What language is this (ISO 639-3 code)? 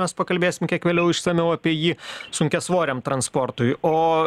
lit